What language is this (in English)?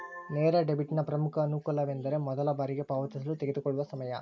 Kannada